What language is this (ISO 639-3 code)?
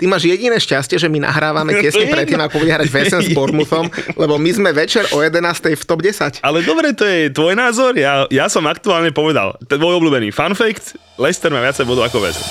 slk